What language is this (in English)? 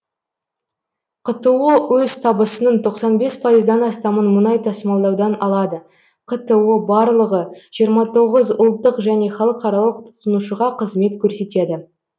Kazakh